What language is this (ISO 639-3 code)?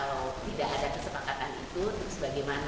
ind